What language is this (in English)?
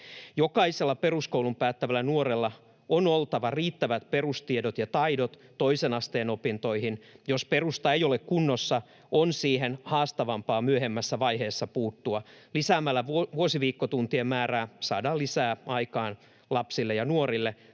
Finnish